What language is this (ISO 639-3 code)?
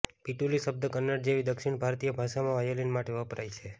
guj